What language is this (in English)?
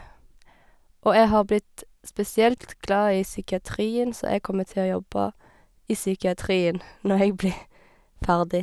Norwegian